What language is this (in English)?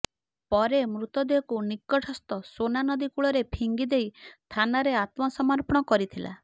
Odia